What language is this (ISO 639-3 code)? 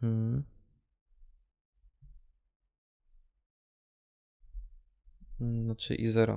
pol